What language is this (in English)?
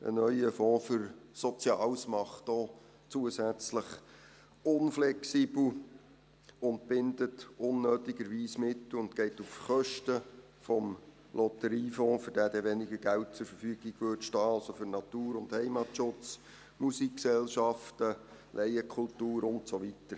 Swiss German